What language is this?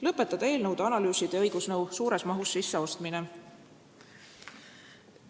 Estonian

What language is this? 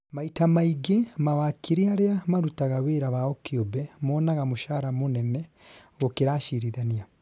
Kikuyu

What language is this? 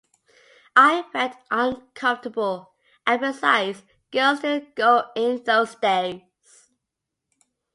English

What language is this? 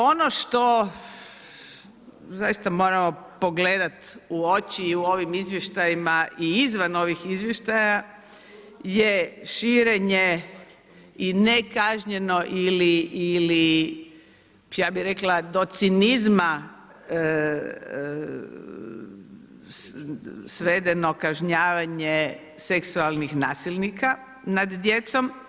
Croatian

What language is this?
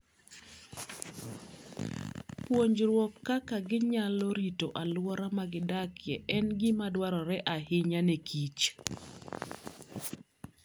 Luo (Kenya and Tanzania)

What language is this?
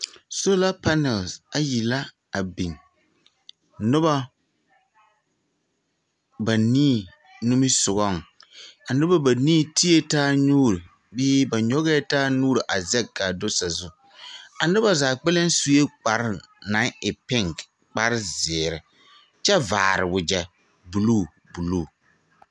Southern Dagaare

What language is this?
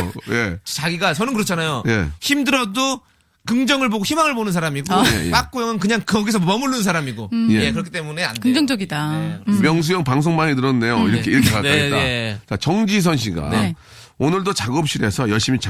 Korean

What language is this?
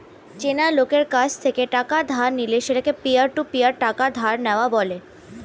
Bangla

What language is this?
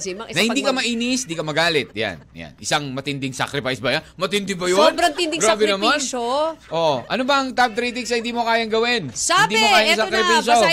Filipino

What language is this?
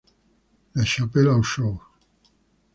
Spanish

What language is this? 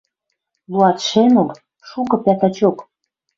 Western Mari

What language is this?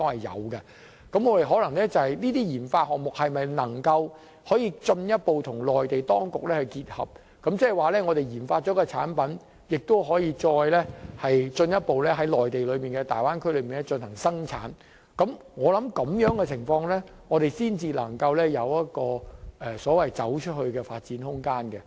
Cantonese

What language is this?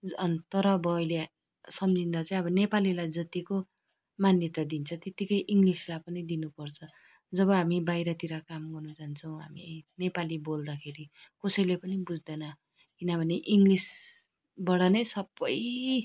Nepali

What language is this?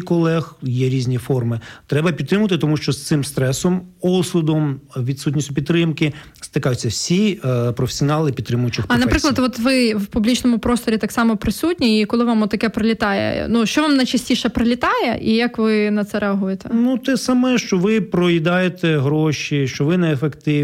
Ukrainian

